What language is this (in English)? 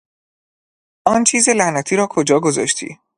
Persian